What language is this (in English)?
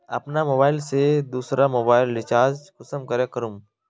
Magahi